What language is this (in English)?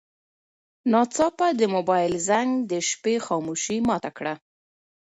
Pashto